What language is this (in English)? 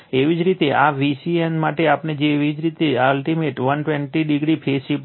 Gujarati